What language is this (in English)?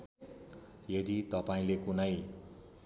Nepali